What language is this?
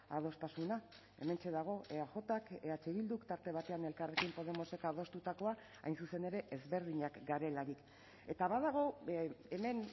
Basque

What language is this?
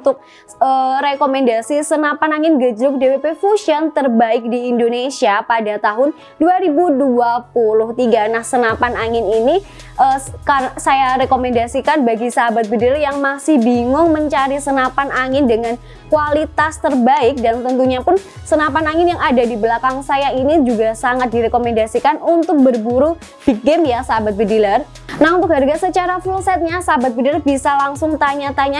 Indonesian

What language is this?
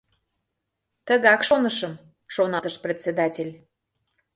Mari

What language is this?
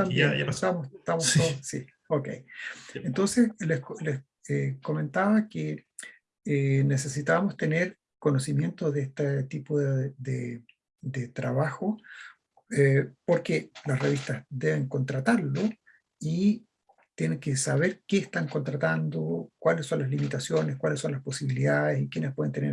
Spanish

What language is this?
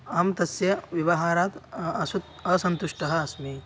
Sanskrit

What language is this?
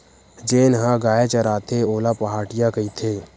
Chhattisgarhi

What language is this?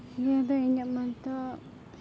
Santali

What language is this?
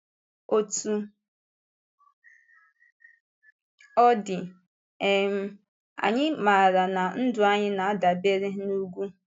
Igbo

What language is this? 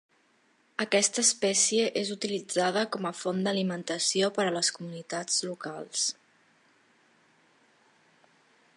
Catalan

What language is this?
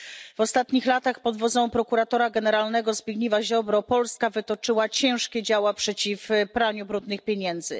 Polish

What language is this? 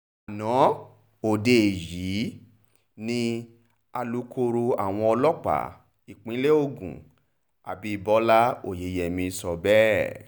Yoruba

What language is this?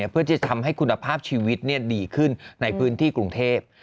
Thai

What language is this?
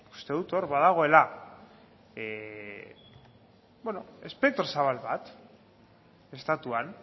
Basque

